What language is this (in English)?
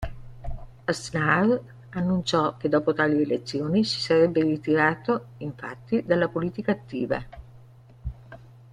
Italian